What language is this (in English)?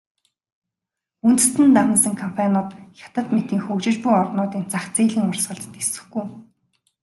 Mongolian